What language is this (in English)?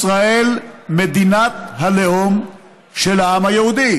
Hebrew